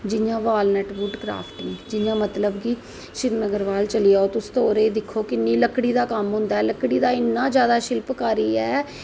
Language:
Dogri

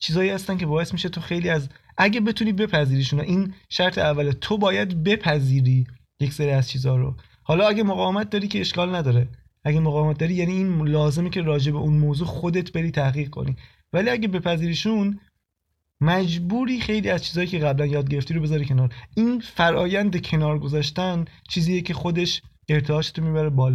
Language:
Persian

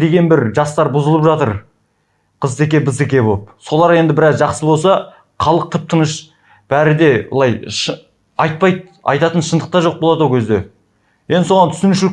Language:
Kazakh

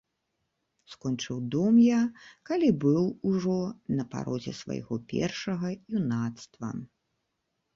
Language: Belarusian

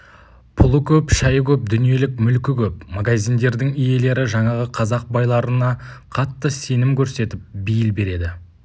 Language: Kazakh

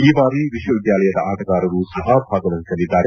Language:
Kannada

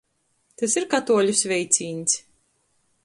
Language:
Latgalian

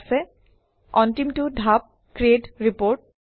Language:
Assamese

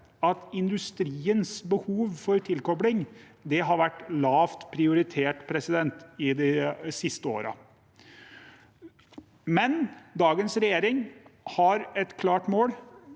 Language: Norwegian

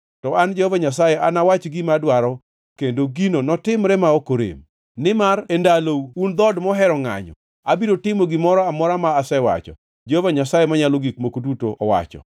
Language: Luo (Kenya and Tanzania)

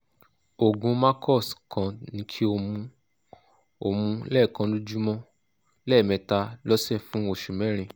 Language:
Yoruba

